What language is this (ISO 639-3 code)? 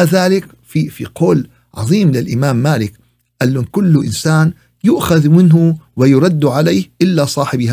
ara